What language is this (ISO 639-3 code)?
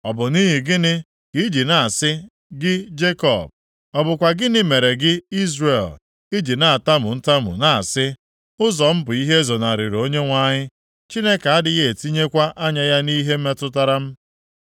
ibo